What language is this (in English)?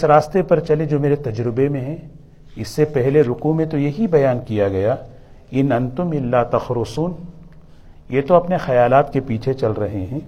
Urdu